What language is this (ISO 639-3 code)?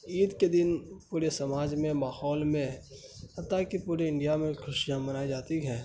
urd